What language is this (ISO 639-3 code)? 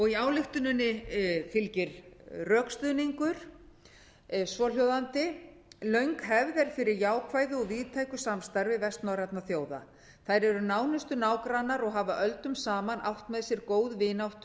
isl